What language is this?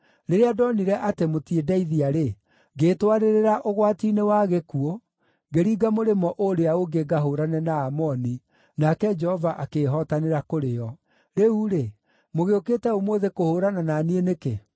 Kikuyu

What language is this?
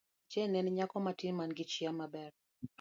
Luo (Kenya and Tanzania)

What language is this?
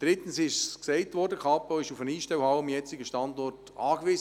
Swiss German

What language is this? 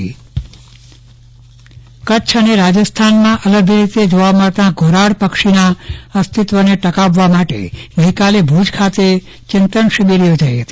Gujarati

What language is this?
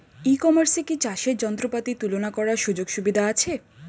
Bangla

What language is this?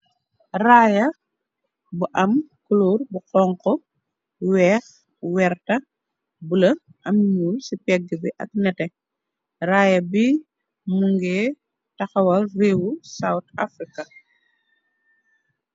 Wolof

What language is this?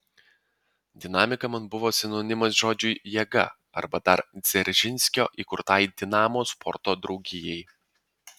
Lithuanian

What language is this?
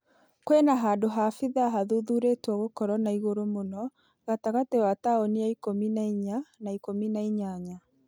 Kikuyu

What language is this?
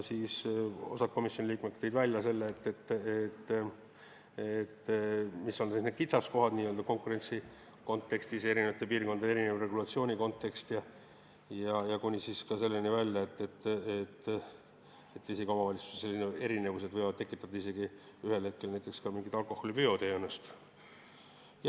Estonian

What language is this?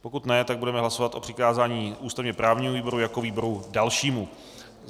Czech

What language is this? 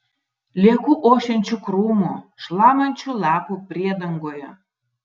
Lithuanian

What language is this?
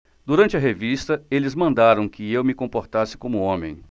Portuguese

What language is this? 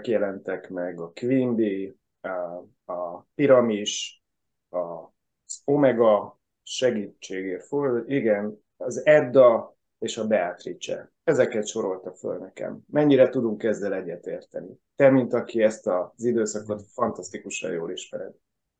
Hungarian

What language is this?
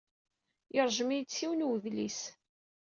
Kabyle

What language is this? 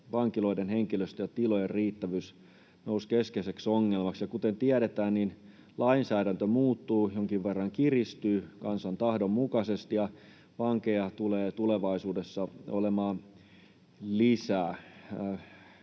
Finnish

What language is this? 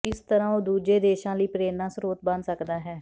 Punjabi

